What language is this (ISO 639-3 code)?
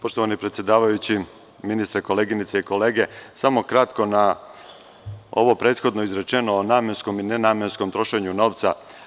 srp